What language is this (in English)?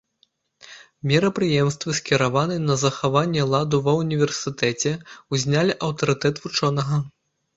Belarusian